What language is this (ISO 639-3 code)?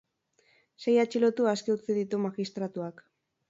eus